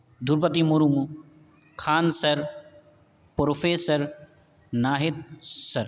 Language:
Urdu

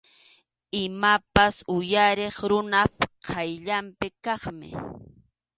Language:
Arequipa-La Unión Quechua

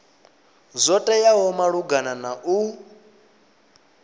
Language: Venda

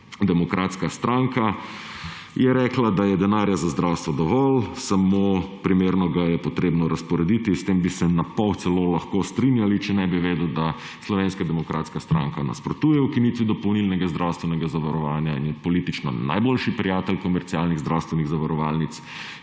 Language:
Slovenian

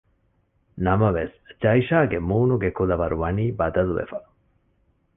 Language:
Divehi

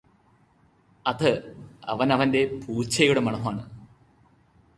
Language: Malayalam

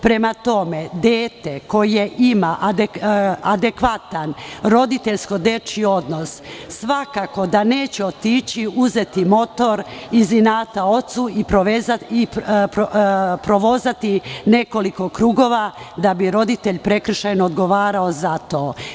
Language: Serbian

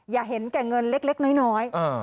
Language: Thai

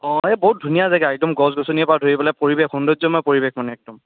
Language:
Assamese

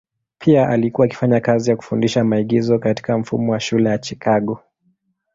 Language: Swahili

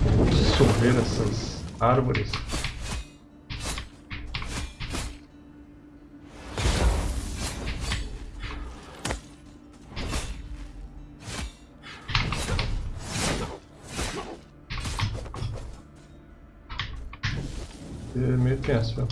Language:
Portuguese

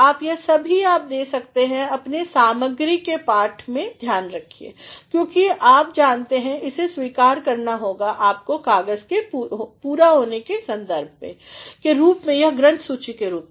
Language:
Hindi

